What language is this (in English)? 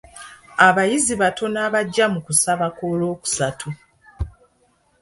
Ganda